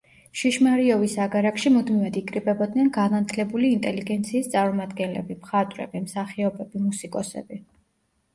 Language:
Georgian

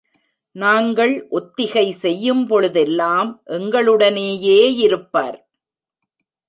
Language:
Tamil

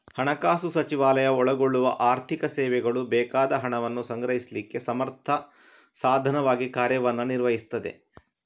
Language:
Kannada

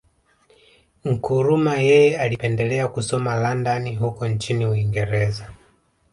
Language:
Swahili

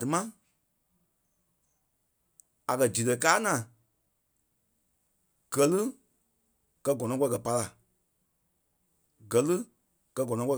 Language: Kpelle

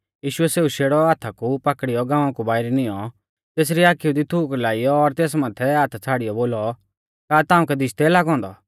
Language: Mahasu Pahari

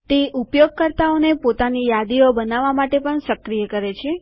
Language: Gujarati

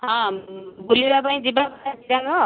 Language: Odia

